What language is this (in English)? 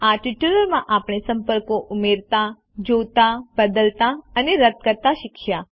Gujarati